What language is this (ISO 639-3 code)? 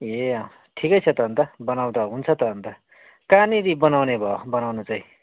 nep